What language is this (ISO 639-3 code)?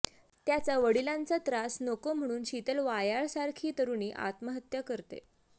mar